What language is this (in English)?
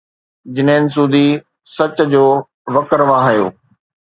Sindhi